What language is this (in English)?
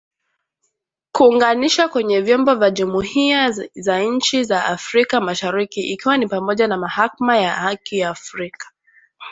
Swahili